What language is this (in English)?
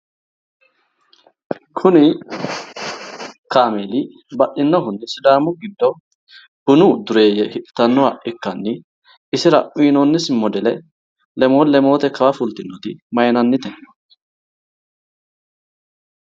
Sidamo